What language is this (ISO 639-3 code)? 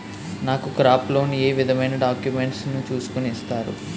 tel